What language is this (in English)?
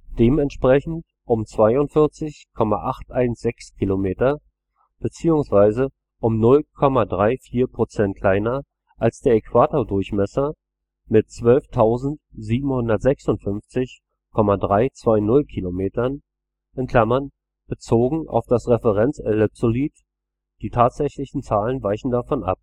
German